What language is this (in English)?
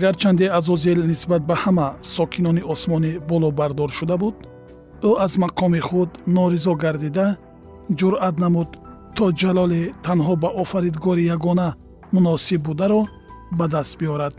Persian